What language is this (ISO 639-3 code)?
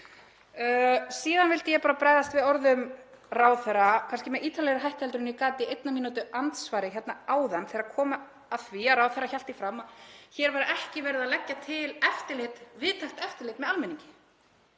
isl